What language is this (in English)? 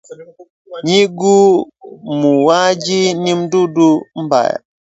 Swahili